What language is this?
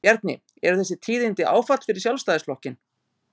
Icelandic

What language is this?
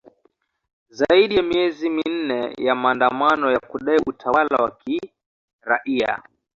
Swahili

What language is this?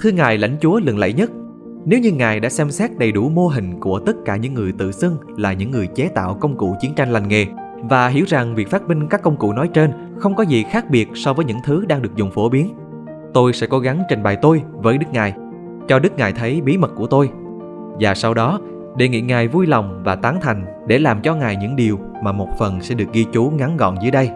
Vietnamese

